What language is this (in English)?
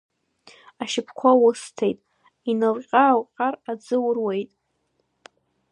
Abkhazian